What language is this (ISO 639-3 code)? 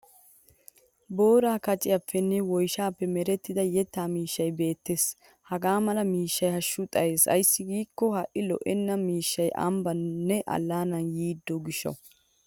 wal